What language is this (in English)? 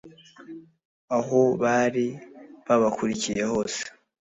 Kinyarwanda